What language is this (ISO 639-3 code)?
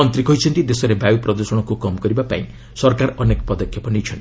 ori